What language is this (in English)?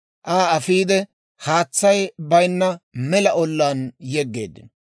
Dawro